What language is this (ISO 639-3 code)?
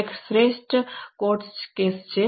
guj